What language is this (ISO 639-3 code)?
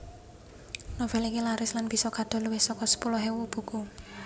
jav